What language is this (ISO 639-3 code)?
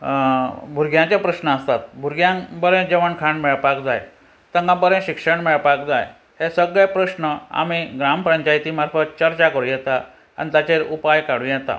kok